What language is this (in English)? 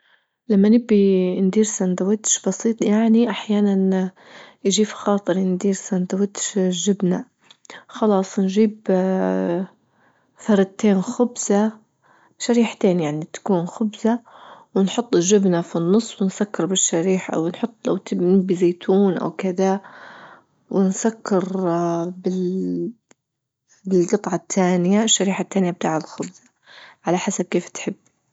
Libyan Arabic